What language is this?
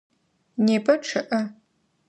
Adyghe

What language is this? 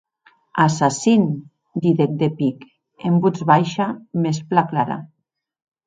Occitan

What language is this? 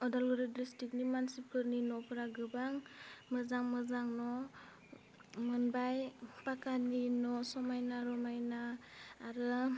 Bodo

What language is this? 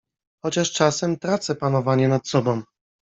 Polish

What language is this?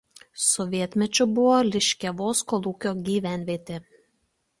Lithuanian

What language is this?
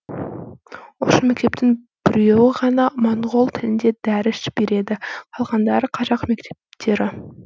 Kazakh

